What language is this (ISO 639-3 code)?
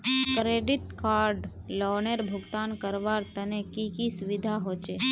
mag